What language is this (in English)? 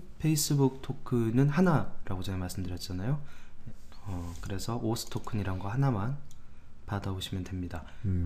Korean